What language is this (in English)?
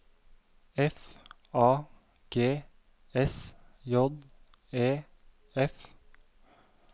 Norwegian